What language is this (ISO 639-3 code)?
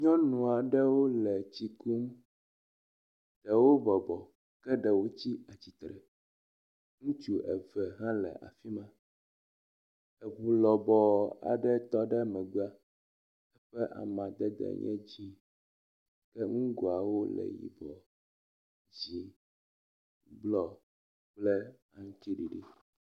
ewe